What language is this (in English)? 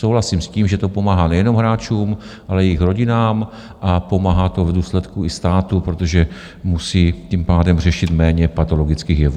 Czech